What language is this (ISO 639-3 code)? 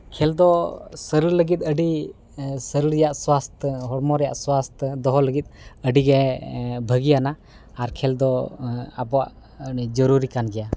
sat